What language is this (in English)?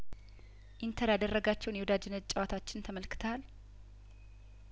Amharic